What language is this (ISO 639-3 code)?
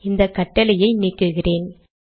tam